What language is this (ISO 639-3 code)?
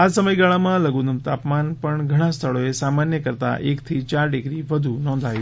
guj